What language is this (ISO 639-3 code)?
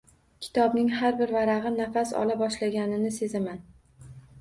uzb